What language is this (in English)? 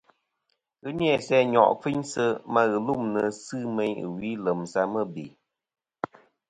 Kom